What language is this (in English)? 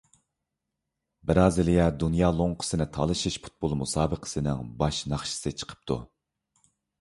Uyghur